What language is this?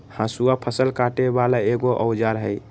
Magahi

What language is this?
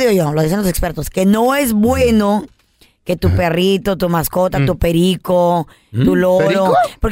Spanish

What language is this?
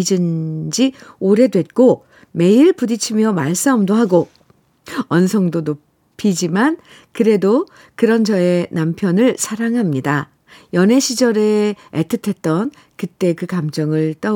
Korean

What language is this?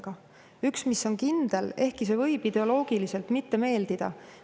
Estonian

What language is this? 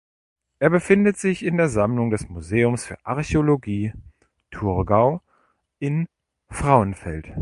German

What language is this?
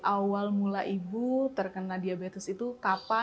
Indonesian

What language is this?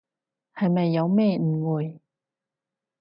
Cantonese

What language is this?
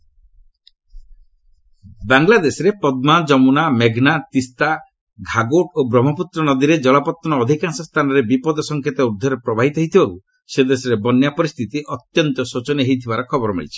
Odia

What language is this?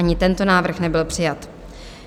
Czech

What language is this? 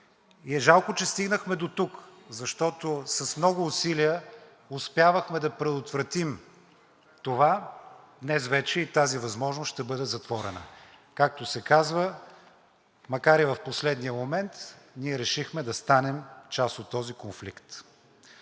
Bulgarian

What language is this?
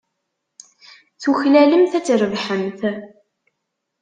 Kabyle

